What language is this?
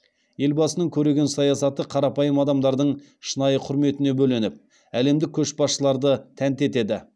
Kazakh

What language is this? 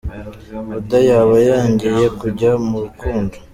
Kinyarwanda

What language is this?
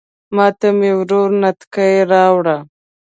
Pashto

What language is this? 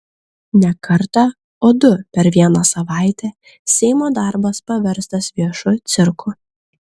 Lithuanian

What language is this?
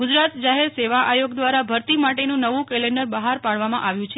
Gujarati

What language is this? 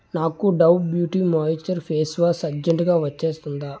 Telugu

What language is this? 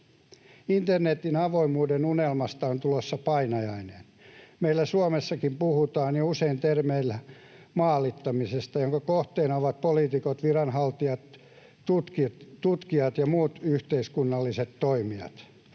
Finnish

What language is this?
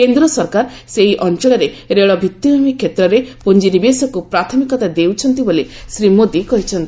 Odia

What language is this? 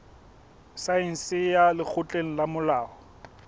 Southern Sotho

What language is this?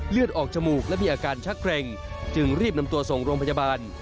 Thai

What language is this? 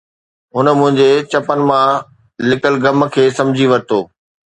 Sindhi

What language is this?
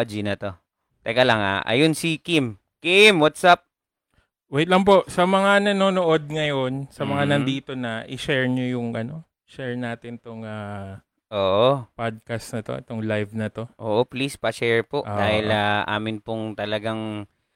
Filipino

